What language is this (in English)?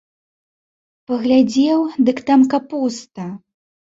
Belarusian